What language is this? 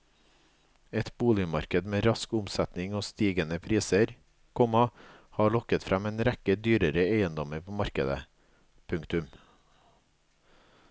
Norwegian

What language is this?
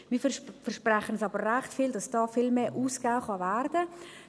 Swiss German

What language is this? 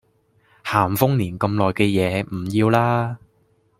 Cantonese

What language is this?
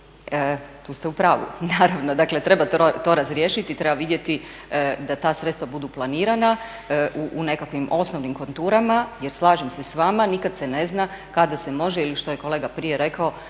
Croatian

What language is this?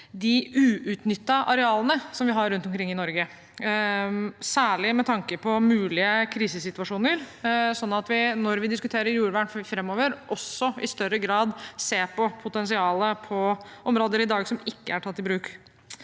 Norwegian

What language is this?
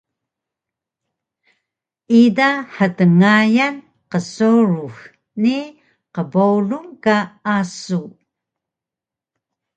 Taroko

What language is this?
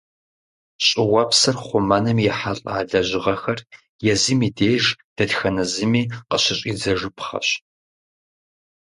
Kabardian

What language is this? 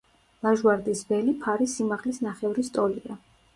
Georgian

